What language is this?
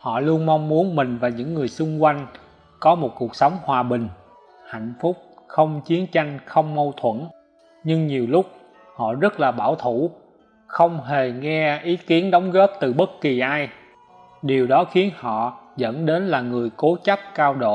Vietnamese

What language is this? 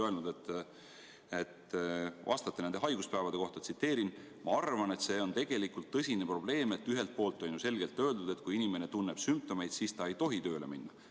Estonian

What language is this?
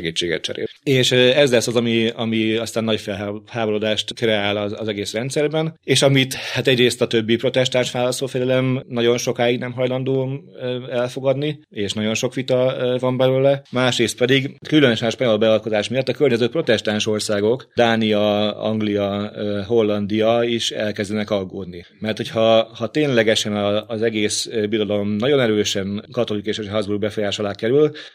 Hungarian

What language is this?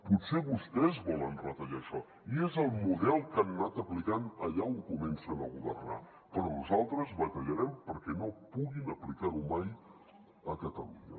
Catalan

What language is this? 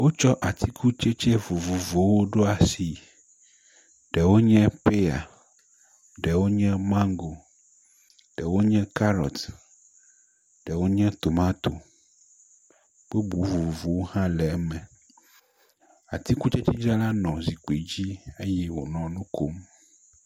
Ewe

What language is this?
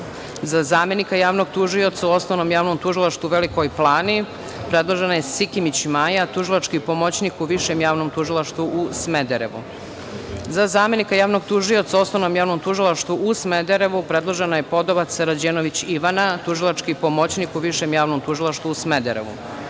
Serbian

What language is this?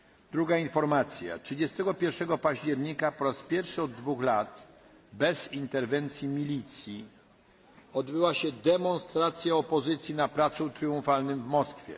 Polish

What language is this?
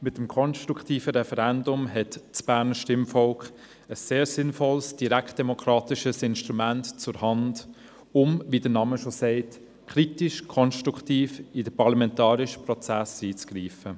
Swiss German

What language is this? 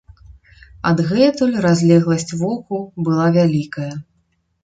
Belarusian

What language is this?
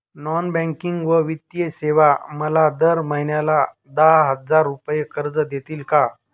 Marathi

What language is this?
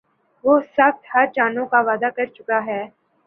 Urdu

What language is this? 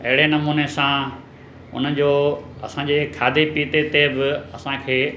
Sindhi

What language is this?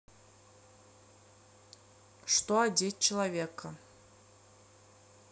Russian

